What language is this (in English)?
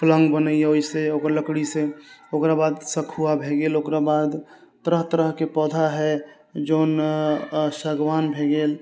Maithili